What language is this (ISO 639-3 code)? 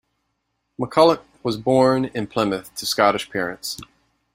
eng